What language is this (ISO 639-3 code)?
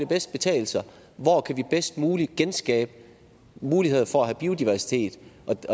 dan